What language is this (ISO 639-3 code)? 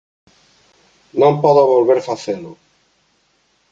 glg